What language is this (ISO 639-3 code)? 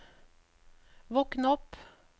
nor